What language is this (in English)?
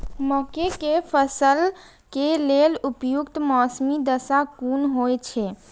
Maithili